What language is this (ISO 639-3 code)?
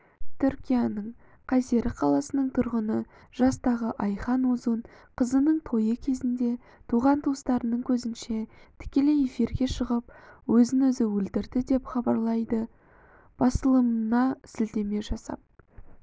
kaz